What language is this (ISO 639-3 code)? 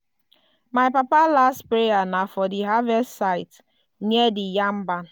pcm